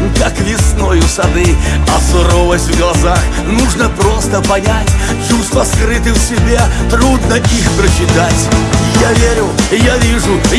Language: Russian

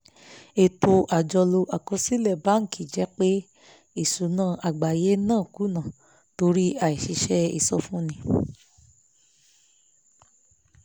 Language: Yoruba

